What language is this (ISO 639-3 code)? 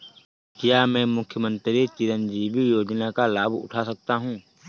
hin